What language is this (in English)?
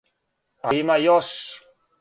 Serbian